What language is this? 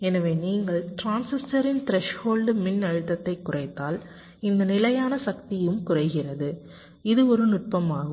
Tamil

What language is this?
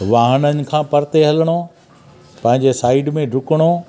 Sindhi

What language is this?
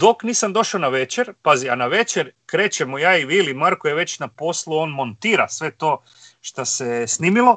Croatian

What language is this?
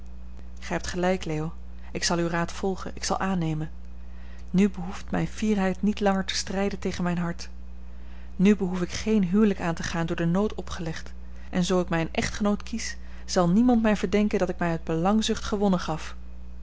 Dutch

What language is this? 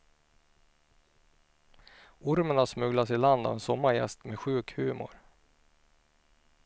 Swedish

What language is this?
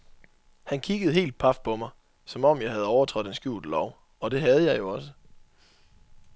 Danish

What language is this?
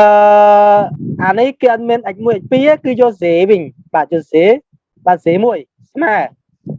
Vietnamese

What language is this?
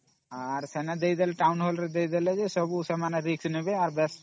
Odia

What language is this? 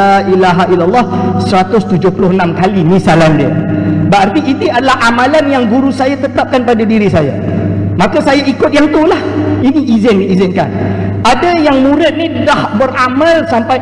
Malay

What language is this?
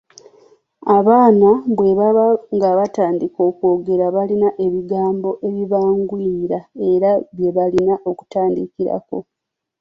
Ganda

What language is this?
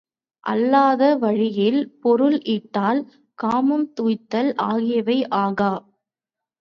Tamil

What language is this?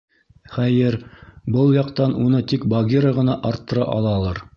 Bashkir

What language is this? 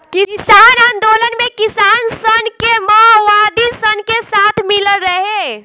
Bhojpuri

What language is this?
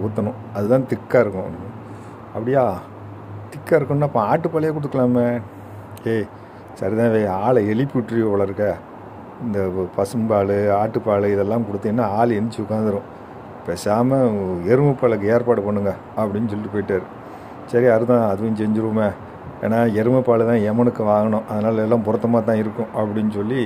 Tamil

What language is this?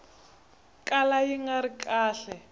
Tsonga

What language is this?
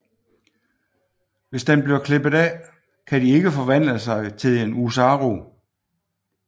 Danish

